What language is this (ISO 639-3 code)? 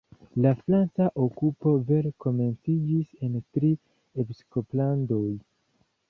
epo